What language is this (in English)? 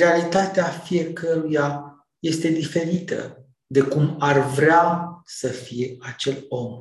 Romanian